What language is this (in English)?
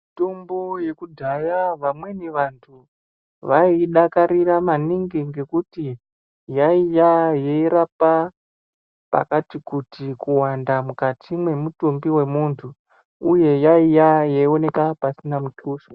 Ndau